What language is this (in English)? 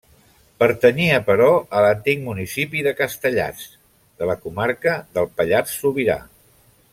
Catalan